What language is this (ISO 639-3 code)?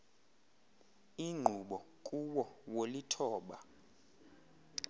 xho